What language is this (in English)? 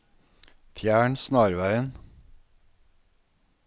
Norwegian